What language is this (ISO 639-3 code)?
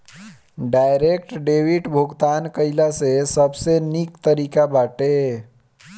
bho